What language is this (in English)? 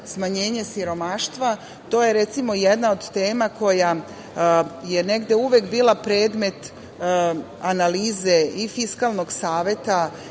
Serbian